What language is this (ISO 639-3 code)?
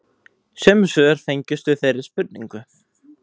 isl